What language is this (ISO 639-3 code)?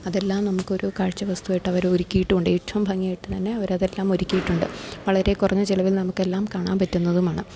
mal